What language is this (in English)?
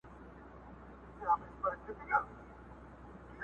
Pashto